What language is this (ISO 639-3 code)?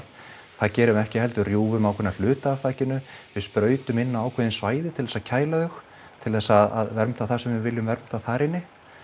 isl